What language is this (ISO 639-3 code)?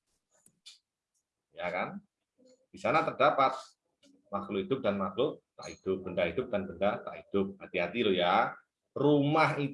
ind